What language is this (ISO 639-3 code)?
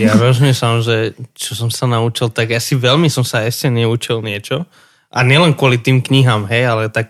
slk